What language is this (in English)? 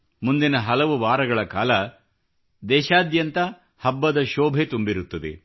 Kannada